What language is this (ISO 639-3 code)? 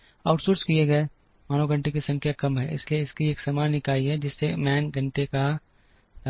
hin